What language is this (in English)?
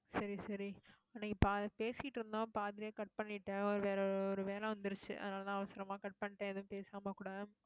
Tamil